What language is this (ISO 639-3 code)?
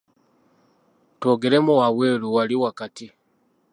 lug